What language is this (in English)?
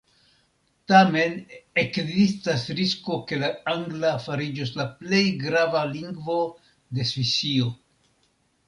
Esperanto